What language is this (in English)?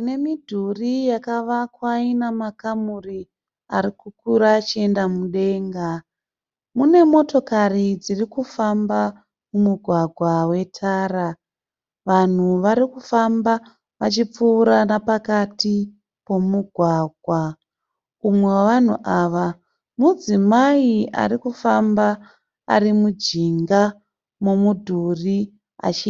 Shona